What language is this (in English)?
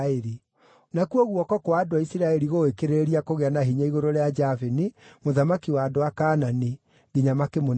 Kikuyu